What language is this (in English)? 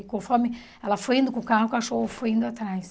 Portuguese